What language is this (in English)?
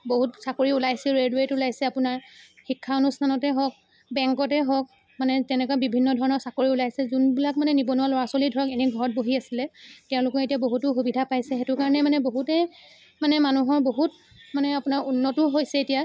Assamese